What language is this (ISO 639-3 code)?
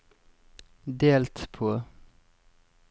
nor